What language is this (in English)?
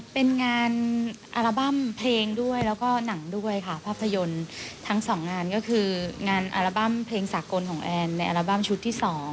Thai